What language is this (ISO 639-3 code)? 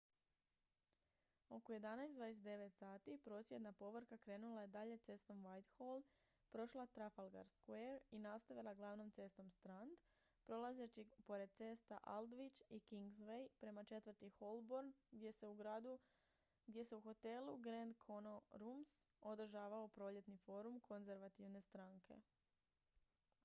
hrv